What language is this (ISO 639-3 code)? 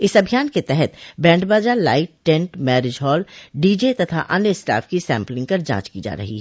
hin